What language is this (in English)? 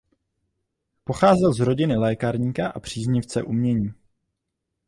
Czech